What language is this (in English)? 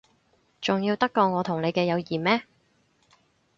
Cantonese